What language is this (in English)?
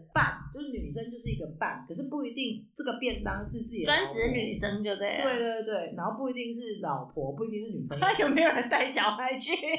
Chinese